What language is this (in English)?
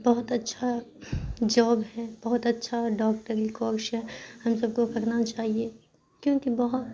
Urdu